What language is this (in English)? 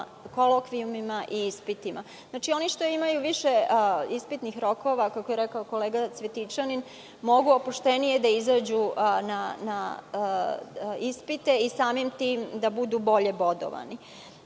Serbian